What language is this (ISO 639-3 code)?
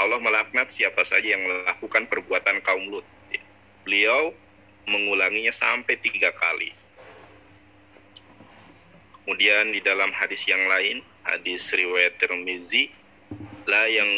ind